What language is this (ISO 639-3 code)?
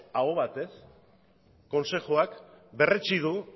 eus